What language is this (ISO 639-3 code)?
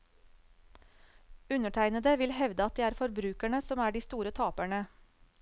nor